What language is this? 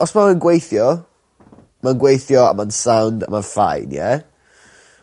Welsh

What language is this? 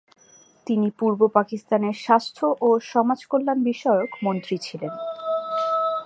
Bangla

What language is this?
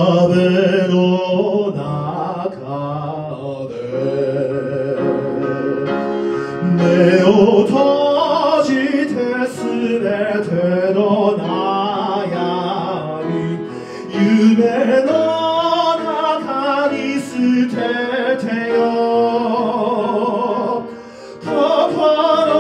Arabic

